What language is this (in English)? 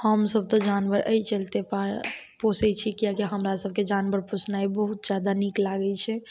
Maithili